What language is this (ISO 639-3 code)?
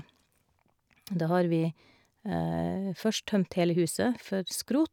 nor